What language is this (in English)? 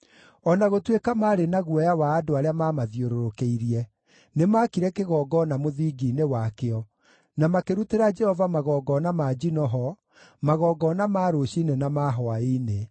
Kikuyu